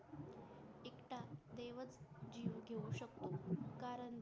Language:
Marathi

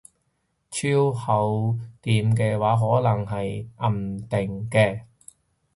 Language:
Cantonese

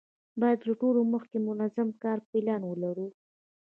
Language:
Pashto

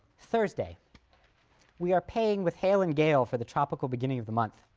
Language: English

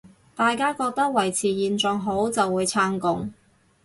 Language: Cantonese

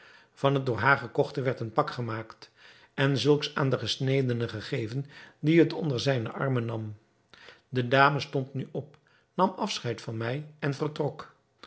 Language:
Dutch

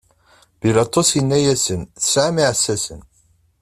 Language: Kabyle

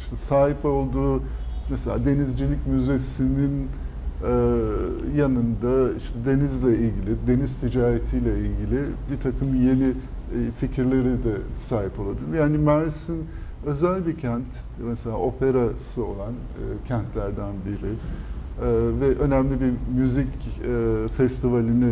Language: Turkish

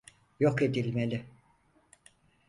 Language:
Turkish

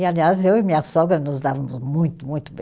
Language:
Portuguese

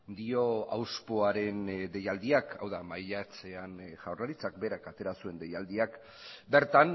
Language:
Basque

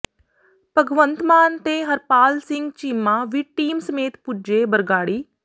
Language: Punjabi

